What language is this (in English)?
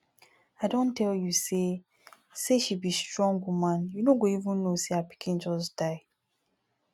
Nigerian Pidgin